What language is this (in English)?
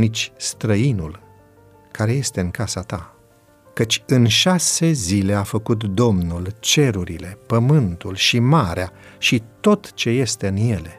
Romanian